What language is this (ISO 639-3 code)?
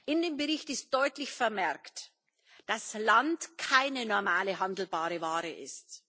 deu